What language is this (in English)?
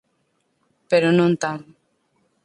Galician